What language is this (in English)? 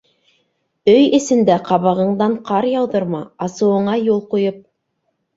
Bashkir